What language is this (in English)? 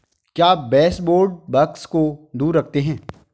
Hindi